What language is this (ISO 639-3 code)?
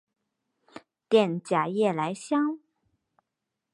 zho